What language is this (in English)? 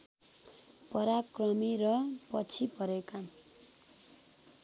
Nepali